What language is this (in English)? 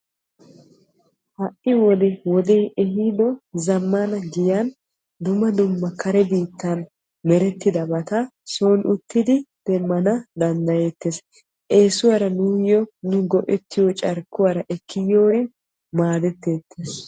Wolaytta